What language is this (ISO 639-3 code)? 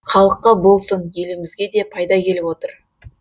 kaz